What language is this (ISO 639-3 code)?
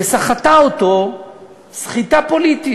heb